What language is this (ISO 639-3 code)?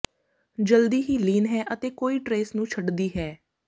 pan